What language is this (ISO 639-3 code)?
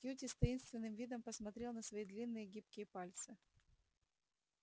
rus